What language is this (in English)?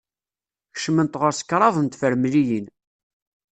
Kabyle